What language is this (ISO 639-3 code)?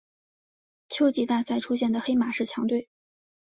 zho